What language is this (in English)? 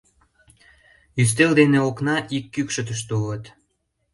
Mari